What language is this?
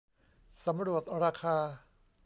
Thai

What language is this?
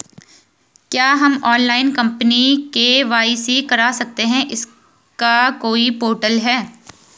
Hindi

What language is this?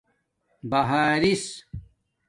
Domaaki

